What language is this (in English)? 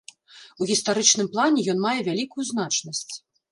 Belarusian